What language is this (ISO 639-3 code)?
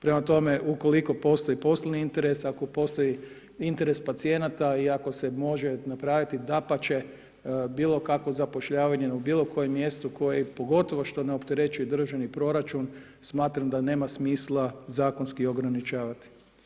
hrv